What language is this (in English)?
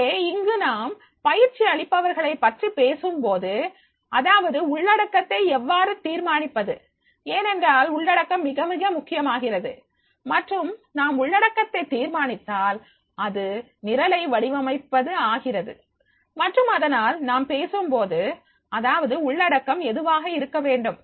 Tamil